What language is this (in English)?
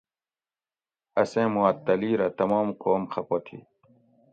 Gawri